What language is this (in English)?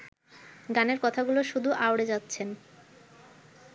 Bangla